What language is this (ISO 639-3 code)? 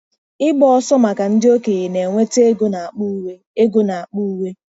ibo